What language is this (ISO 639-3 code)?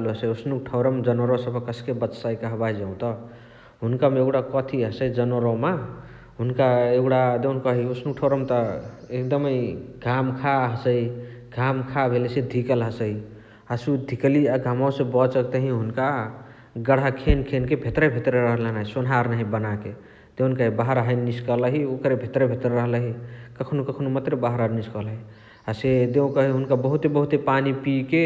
the